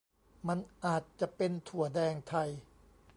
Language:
Thai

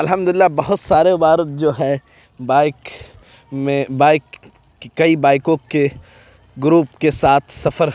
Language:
Urdu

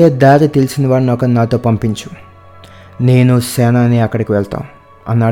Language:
Telugu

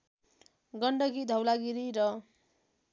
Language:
Nepali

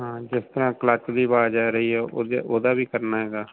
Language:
Punjabi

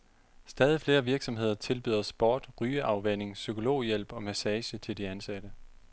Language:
Danish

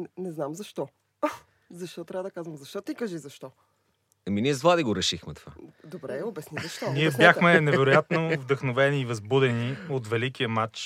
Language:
Bulgarian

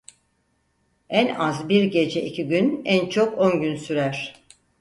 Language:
Turkish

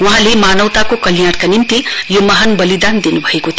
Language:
Nepali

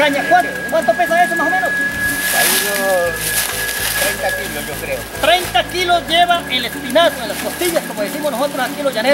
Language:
Spanish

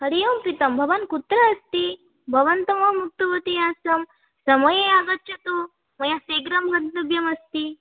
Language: Sanskrit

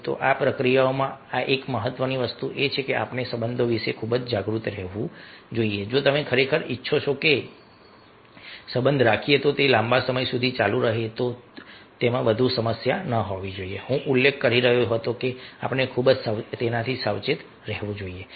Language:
Gujarati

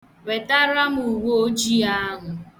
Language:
Igbo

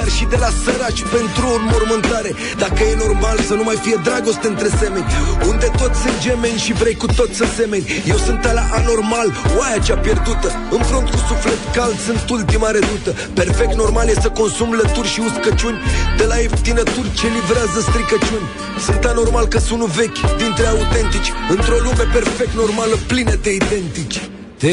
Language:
Romanian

